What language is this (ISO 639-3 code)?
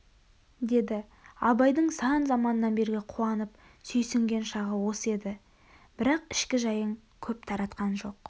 kaz